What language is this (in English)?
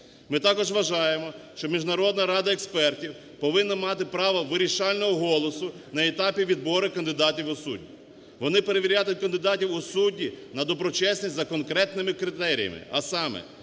Ukrainian